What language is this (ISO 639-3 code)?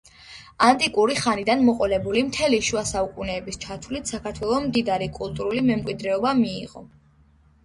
kat